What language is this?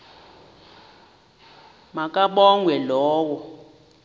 Xhosa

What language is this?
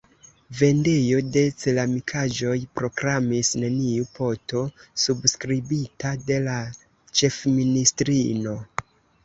Esperanto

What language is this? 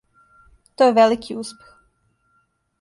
Serbian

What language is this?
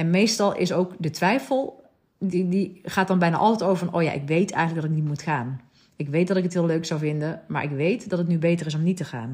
Dutch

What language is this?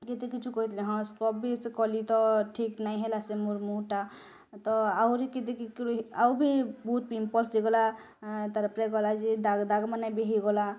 Odia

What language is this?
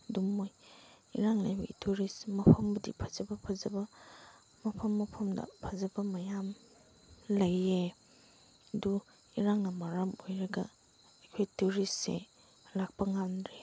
Manipuri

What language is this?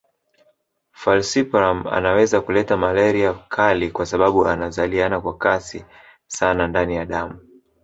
Swahili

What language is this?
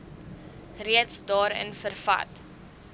Afrikaans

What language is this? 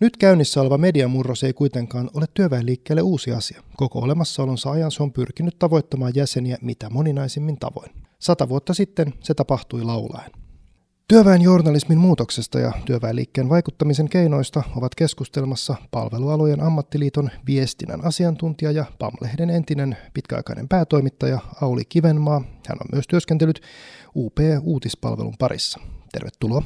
Finnish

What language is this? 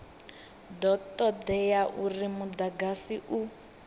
Venda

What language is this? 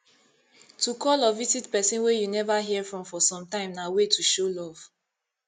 Nigerian Pidgin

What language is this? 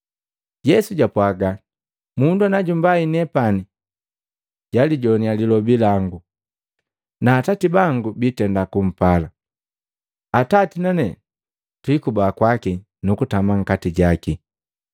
Matengo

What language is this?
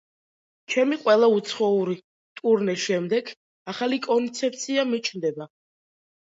Georgian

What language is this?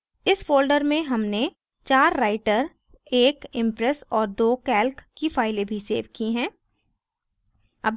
Hindi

